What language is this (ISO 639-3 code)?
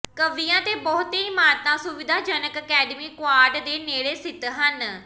pan